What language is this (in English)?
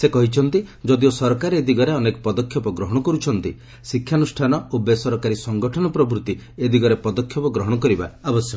Odia